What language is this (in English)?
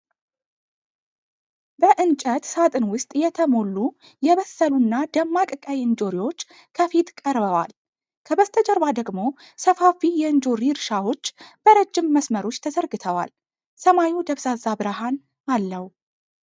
Amharic